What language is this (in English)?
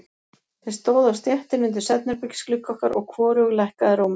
Icelandic